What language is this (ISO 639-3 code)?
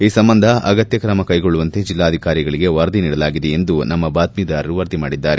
kan